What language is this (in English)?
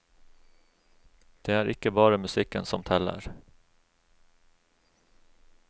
Norwegian